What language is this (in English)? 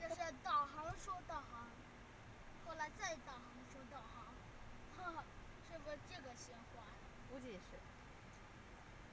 Chinese